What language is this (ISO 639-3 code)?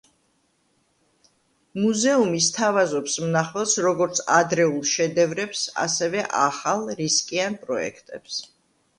kat